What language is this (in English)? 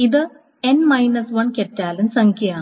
Malayalam